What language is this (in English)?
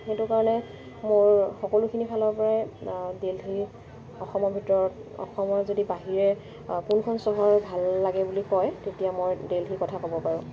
Assamese